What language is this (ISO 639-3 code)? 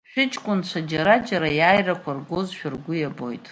abk